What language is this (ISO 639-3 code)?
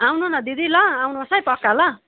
nep